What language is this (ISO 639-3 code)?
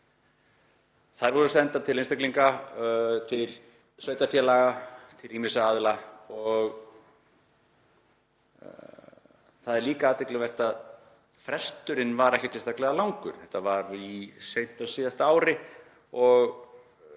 isl